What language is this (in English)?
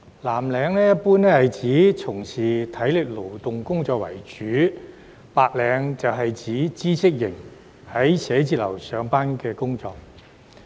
Cantonese